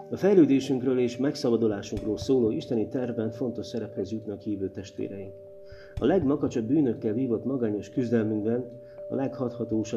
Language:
Hungarian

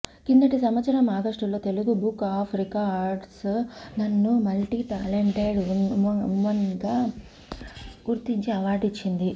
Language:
Telugu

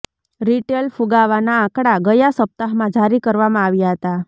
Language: Gujarati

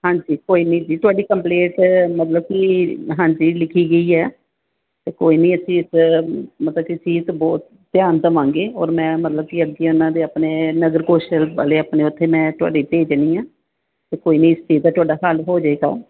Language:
Punjabi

